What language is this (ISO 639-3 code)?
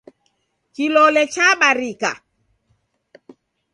dav